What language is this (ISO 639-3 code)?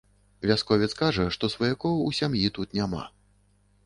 bel